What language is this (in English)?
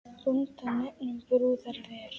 Icelandic